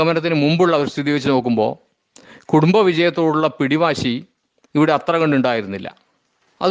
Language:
Malayalam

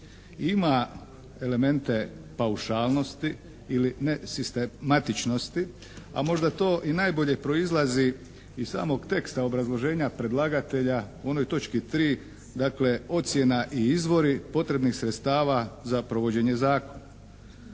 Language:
Croatian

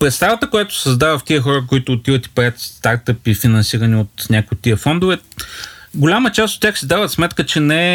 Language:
Bulgarian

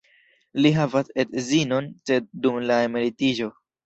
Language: Esperanto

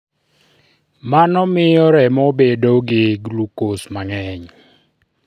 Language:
Luo (Kenya and Tanzania)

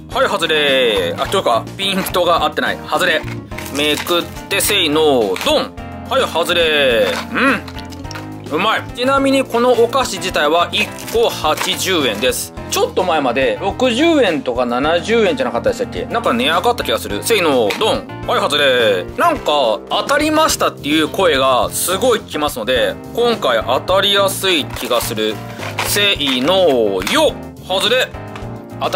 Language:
Japanese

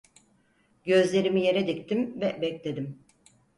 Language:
Turkish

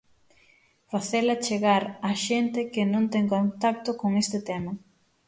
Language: Galician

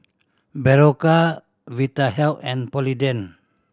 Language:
English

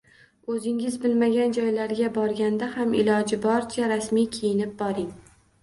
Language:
Uzbek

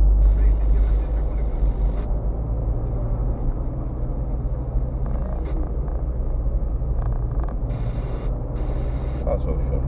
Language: Romanian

